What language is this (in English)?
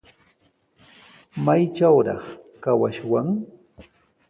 Sihuas Ancash Quechua